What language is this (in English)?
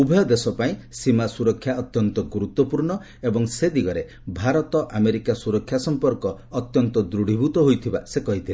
Odia